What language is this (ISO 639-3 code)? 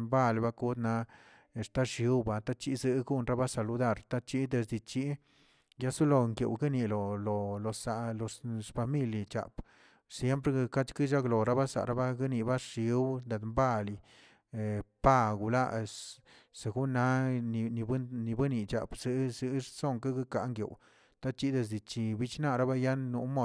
zts